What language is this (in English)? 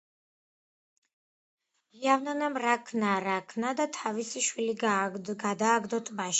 Georgian